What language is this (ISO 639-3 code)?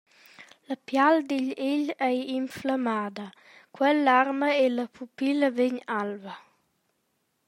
roh